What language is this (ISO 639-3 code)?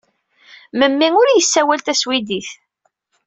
kab